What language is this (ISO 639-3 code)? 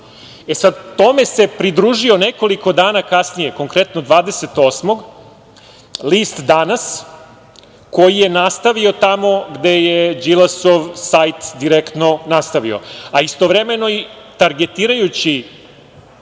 srp